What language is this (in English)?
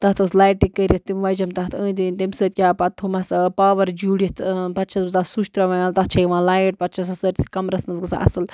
Kashmiri